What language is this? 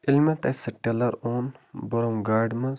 Kashmiri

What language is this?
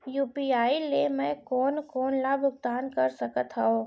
Chhattisgarhi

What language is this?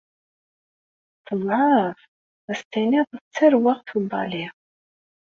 Kabyle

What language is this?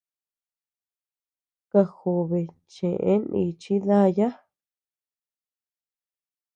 Tepeuxila Cuicatec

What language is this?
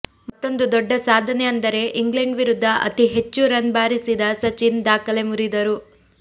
Kannada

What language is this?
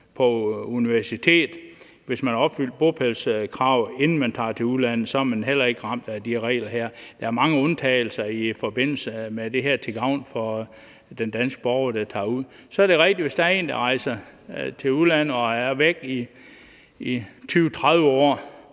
Danish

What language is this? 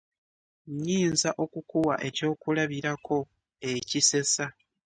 Ganda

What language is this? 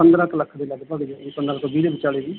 Punjabi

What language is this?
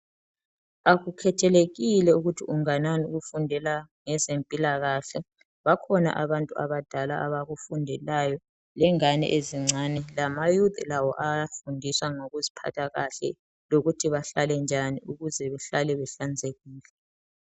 North Ndebele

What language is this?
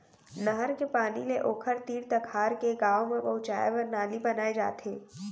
Chhattisgarhi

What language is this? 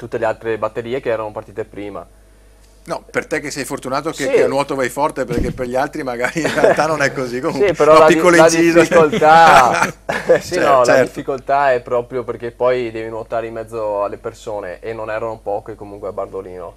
Italian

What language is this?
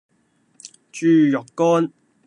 Cantonese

